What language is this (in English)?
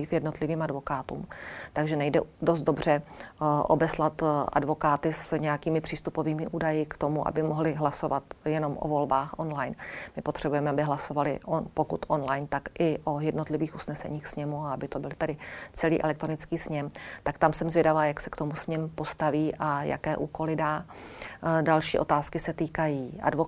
Czech